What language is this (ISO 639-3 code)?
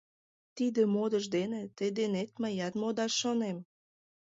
chm